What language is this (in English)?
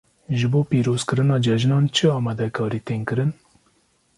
Kurdish